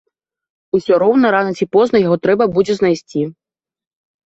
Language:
Belarusian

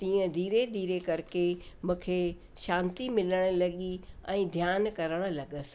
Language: Sindhi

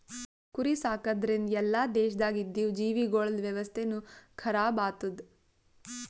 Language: Kannada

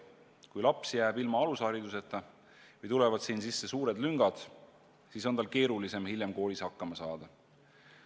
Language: Estonian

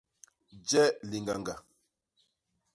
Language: Basaa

